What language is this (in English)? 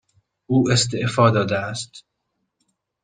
Persian